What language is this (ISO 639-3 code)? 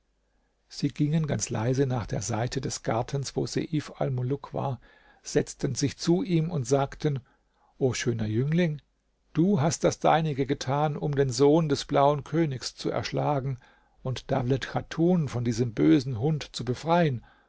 deu